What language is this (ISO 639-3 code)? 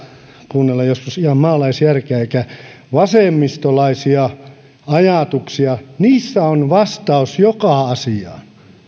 fin